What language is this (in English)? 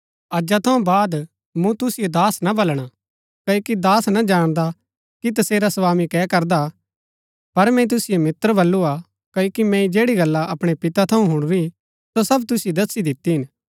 Gaddi